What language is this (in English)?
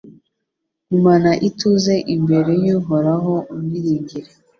Kinyarwanda